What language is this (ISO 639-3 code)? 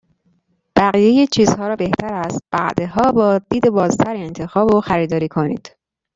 fas